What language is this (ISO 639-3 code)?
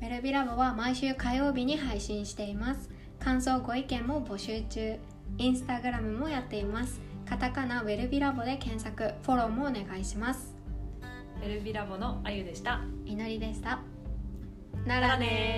jpn